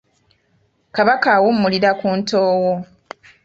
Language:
Ganda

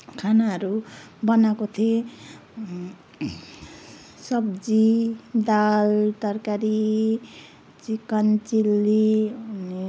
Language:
Nepali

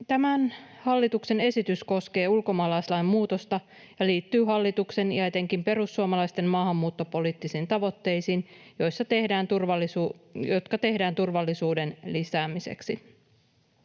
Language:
Finnish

